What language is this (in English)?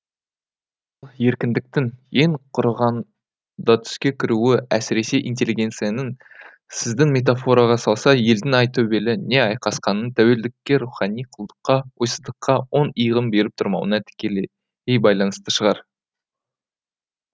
Kazakh